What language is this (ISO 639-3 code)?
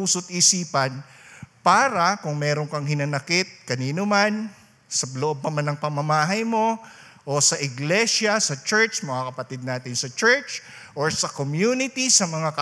fil